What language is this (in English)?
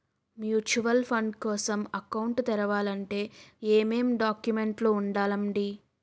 Telugu